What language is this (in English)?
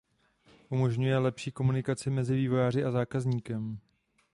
Czech